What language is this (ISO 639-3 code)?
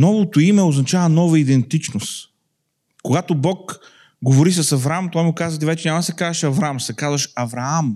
bul